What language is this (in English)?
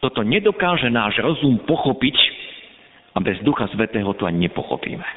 Slovak